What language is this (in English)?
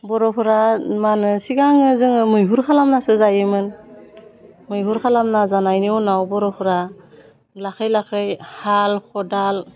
Bodo